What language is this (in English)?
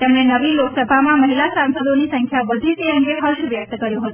Gujarati